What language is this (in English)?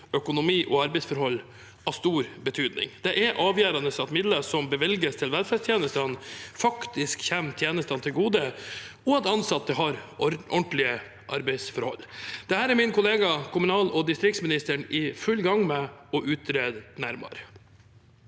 Norwegian